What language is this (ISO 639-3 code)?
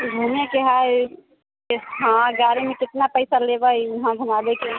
mai